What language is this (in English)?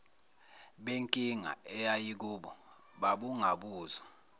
Zulu